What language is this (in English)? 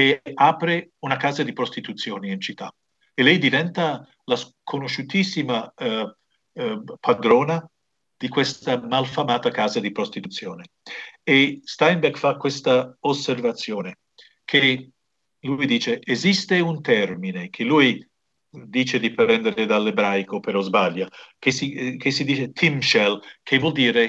Italian